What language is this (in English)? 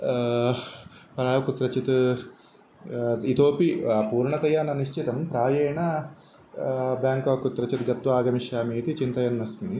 Sanskrit